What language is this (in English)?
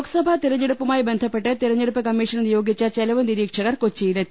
Malayalam